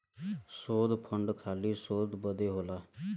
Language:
Bhojpuri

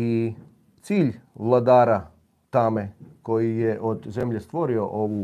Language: Croatian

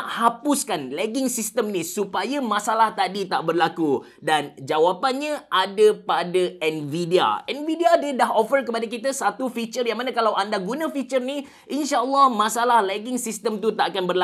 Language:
Malay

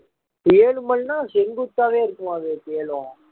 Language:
Tamil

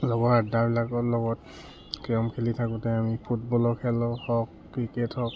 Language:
Assamese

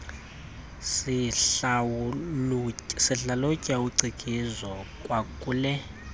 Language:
Xhosa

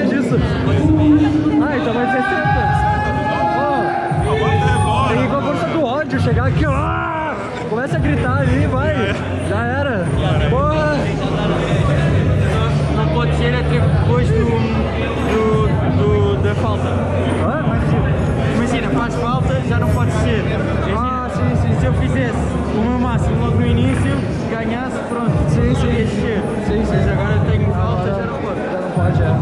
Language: Portuguese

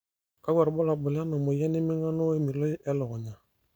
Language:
Masai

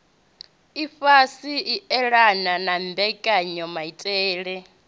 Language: Venda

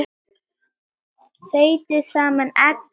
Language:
Icelandic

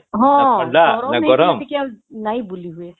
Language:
Odia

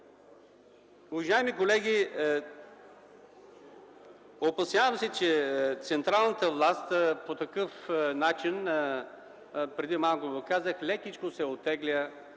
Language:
Bulgarian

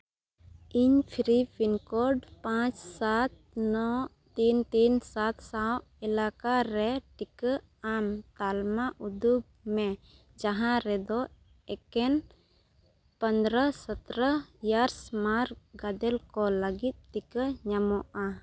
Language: Santali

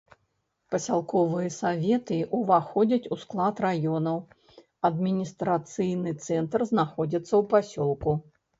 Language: Belarusian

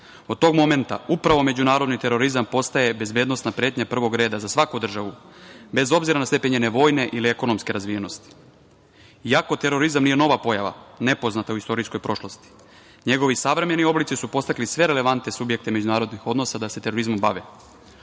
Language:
Serbian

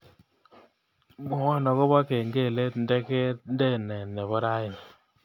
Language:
Kalenjin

